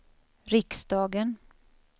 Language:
Swedish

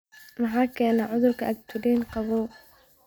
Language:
Somali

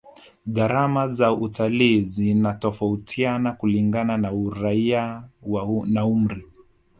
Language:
Swahili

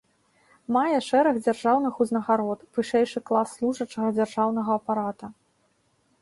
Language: Belarusian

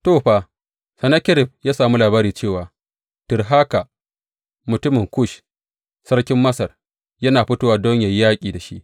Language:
Hausa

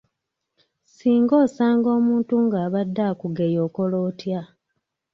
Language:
Ganda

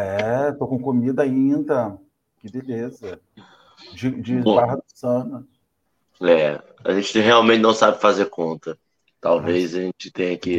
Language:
Portuguese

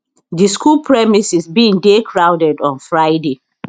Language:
Nigerian Pidgin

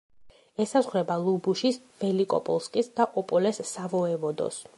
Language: Georgian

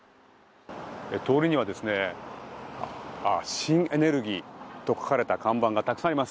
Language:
Japanese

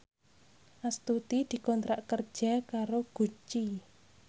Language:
Javanese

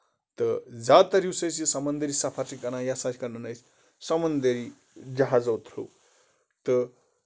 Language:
Kashmiri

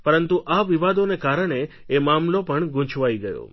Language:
Gujarati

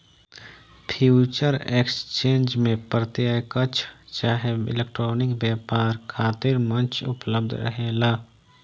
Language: Bhojpuri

